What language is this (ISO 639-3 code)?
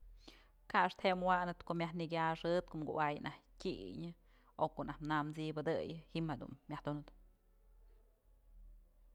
mzl